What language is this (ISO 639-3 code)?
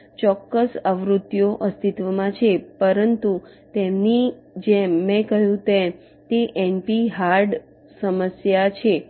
guj